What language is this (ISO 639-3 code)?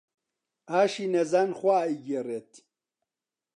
ckb